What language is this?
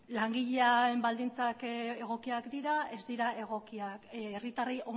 Basque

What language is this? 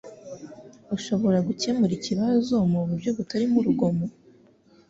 Kinyarwanda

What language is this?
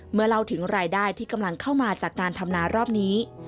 Thai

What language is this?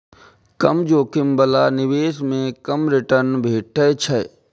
Maithili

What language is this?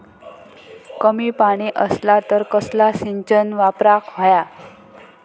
Marathi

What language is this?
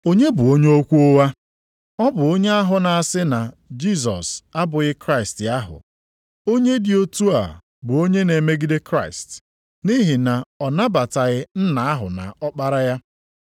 Igbo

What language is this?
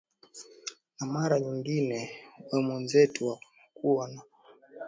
Swahili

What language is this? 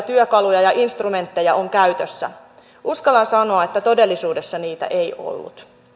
Finnish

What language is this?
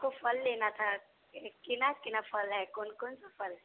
Maithili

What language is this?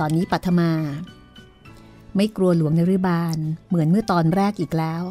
Thai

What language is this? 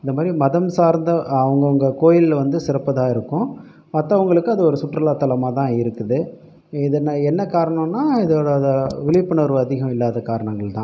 Tamil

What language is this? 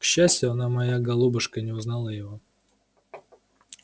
Russian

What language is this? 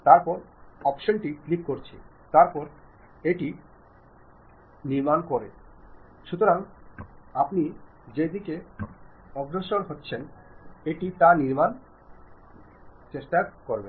Malayalam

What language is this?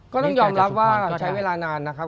Thai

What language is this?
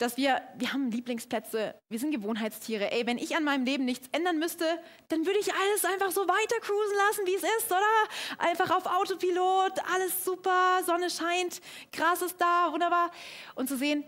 German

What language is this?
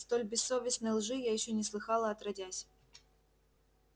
Russian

